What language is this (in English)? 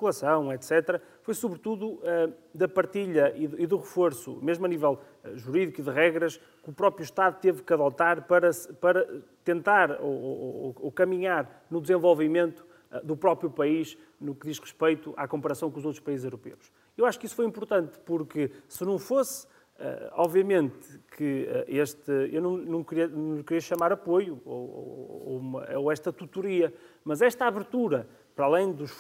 Portuguese